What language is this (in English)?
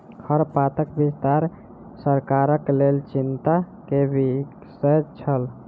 Maithili